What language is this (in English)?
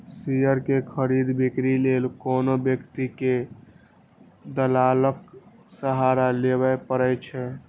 Maithili